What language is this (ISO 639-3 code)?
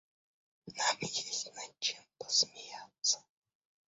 rus